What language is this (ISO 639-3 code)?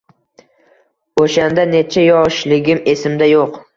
uzb